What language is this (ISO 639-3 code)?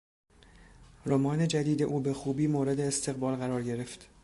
fas